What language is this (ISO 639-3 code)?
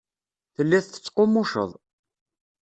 kab